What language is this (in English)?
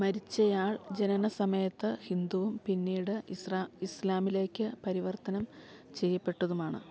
Malayalam